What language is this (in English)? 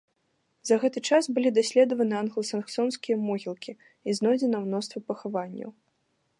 Belarusian